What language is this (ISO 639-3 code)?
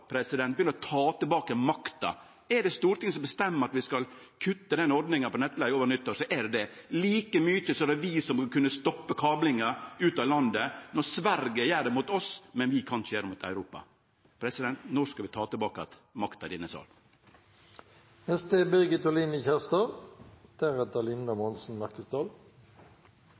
nno